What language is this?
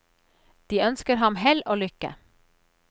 Norwegian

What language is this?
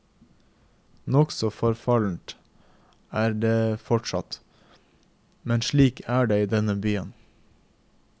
Norwegian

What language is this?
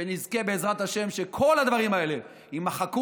Hebrew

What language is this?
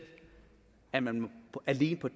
Danish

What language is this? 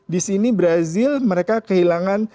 Indonesian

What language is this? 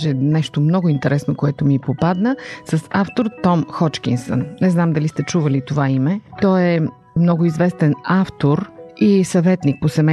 Bulgarian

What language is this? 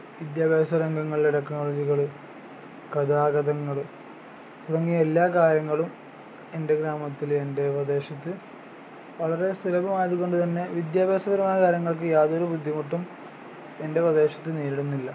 Malayalam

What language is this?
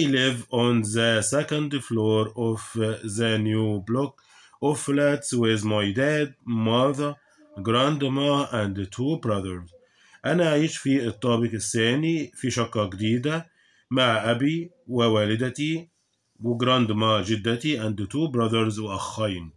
Arabic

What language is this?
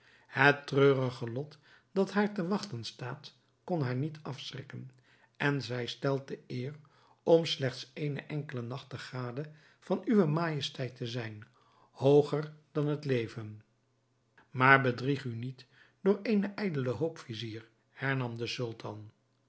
Dutch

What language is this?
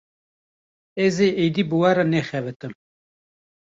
Kurdish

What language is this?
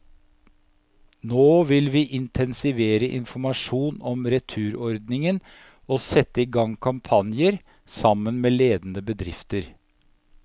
Norwegian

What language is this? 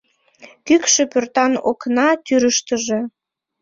Mari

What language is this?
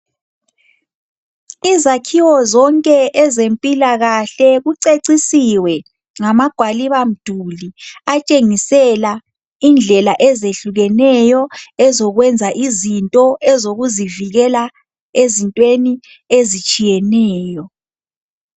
North Ndebele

